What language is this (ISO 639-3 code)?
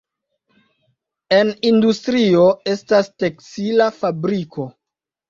epo